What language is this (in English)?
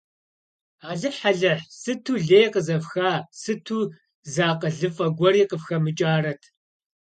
Kabardian